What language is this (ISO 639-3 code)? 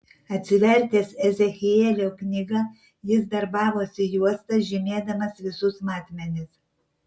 lit